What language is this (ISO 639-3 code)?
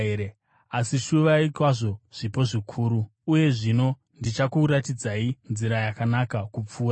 sna